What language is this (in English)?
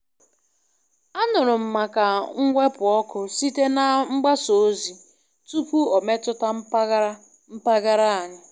Igbo